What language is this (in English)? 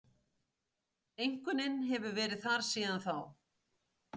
Icelandic